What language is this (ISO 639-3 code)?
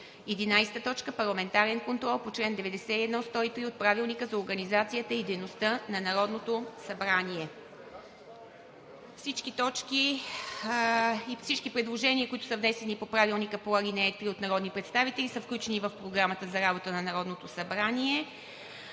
bul